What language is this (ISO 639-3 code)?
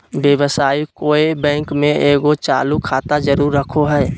mag